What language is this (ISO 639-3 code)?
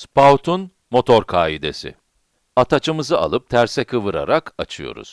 tur